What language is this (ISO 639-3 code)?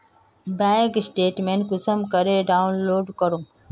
mag